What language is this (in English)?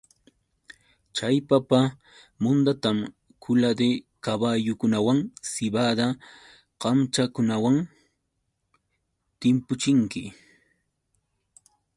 Yauyos Quechua